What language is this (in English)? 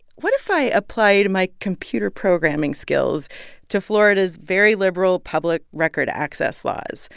English